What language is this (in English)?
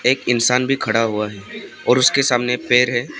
Hindi